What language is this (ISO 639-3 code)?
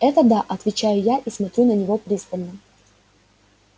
rus